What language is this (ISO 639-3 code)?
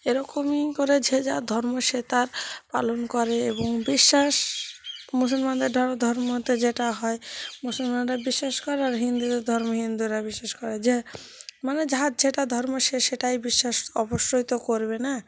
ben